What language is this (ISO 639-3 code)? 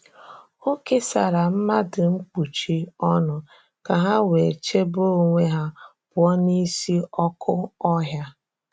ibo